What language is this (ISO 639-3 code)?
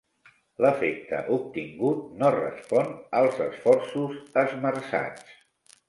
cat